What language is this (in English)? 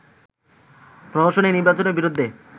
Bangla